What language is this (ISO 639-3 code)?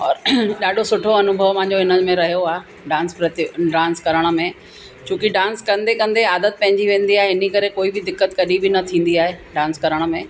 snd